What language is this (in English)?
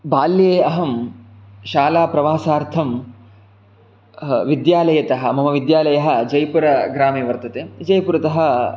Sanskrit